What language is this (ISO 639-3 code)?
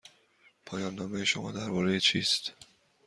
fas